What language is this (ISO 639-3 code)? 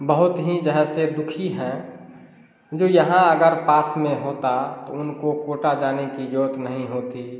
hin